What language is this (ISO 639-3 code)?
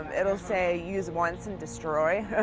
eng